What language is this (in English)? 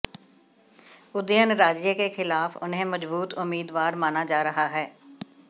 Hindi